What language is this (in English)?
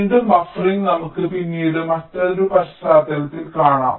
Malayalam